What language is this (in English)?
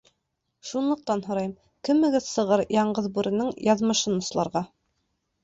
Bashkir